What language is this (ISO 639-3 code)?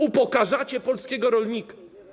pol